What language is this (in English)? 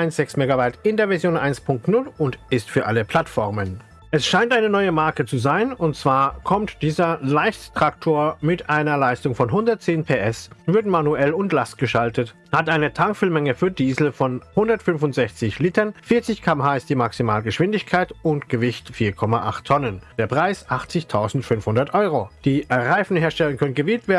German